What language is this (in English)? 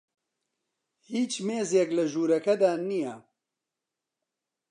Central Kurdish